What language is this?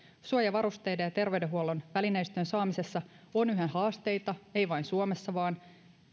Finnish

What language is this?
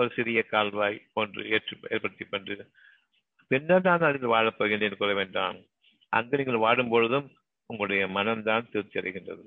Tamil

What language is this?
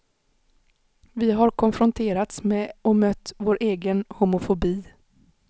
Swedish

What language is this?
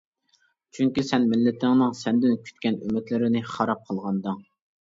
Uyghur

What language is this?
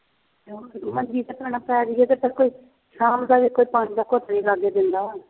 Punjabi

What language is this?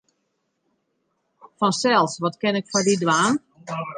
Western Frisian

